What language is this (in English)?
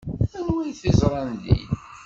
Kabyle